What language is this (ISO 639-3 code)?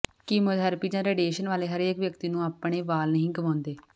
pan